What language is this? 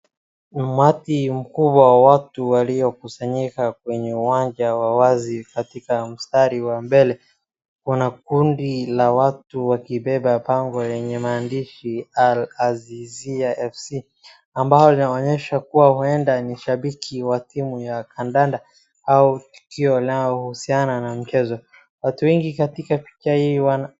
Swahili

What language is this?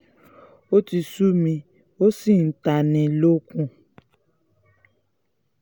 Yoruba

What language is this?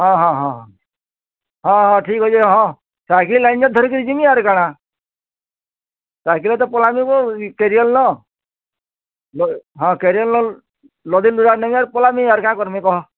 Odia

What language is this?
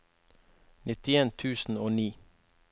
Norwegian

